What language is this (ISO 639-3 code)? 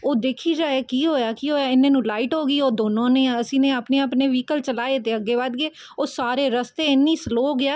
pan